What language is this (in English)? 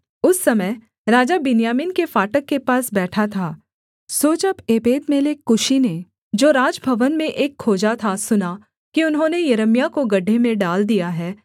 Hindi